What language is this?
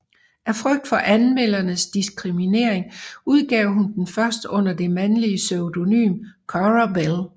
Danish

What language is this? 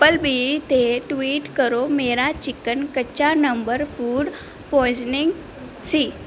Punjabi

